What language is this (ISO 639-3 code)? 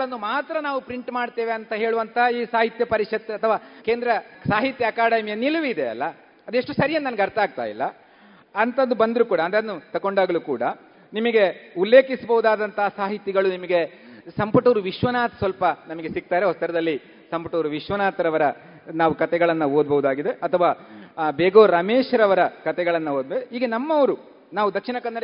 kan